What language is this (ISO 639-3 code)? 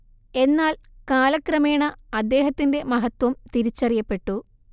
mal